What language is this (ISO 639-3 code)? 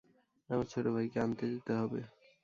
ben